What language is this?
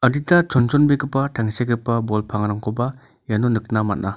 Garo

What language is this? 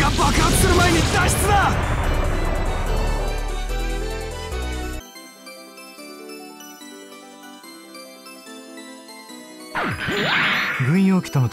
Japanese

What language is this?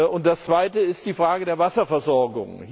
German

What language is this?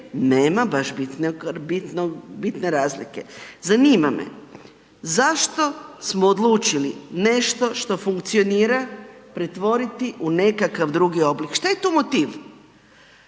Croatian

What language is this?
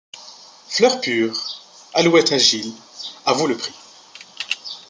French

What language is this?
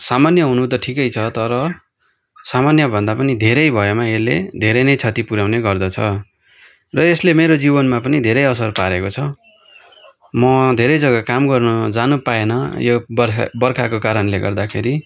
Nepali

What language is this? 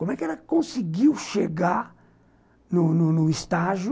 Portuguese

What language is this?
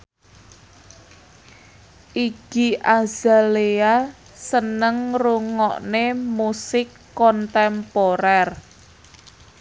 Javanese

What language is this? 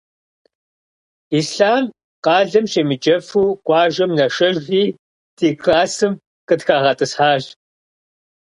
Kabardian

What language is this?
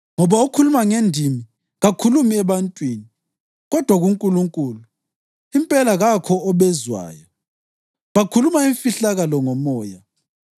North Ndebele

